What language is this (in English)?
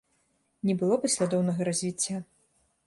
Belarusian